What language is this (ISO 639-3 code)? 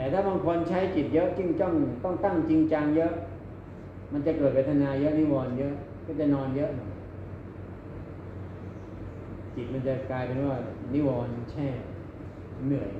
tha